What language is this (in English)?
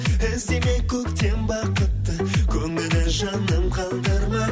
Kazakh